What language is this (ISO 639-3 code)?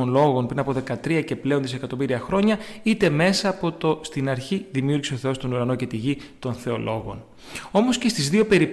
ell